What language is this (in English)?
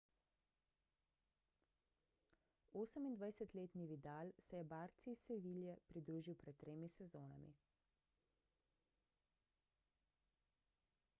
Slovenian